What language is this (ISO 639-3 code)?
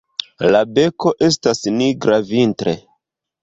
epo